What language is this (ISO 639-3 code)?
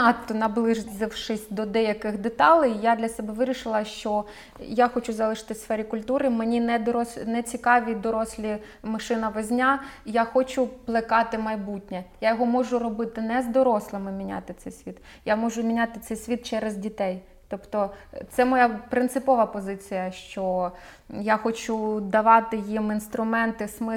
ukr